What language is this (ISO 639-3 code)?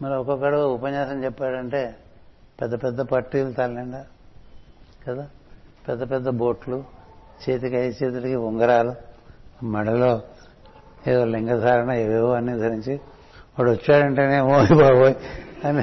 tel